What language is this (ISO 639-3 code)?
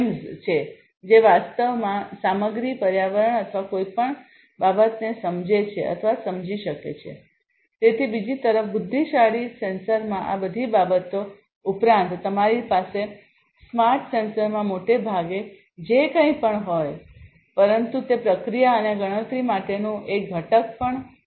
guj